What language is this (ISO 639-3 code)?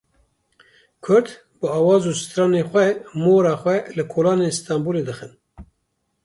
kur